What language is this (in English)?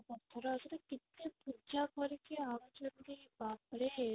Odia